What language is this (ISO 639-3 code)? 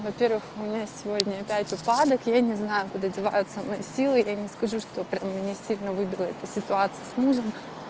rus